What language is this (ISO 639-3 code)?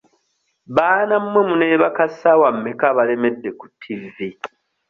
lug